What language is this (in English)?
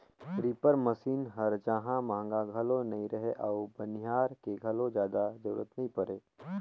Chhattisgarhi